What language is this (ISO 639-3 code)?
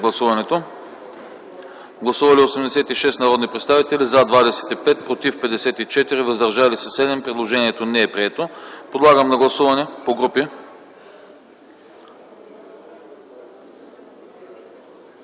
bul